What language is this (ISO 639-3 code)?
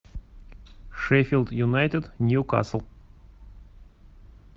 rus